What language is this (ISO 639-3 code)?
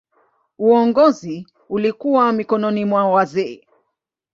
swa